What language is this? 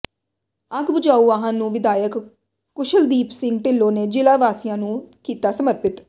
Punjabi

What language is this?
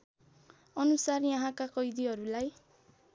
Nepali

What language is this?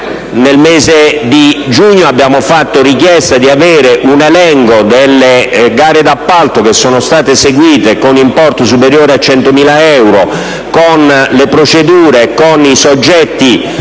Italian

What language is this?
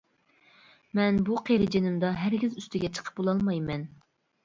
Uyghur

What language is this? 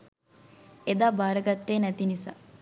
Sinhala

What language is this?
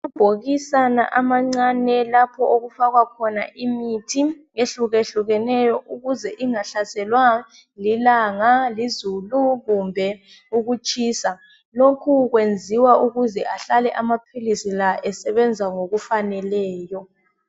North Ndebele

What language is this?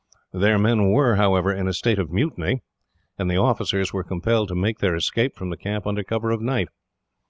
English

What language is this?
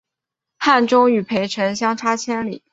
Chinese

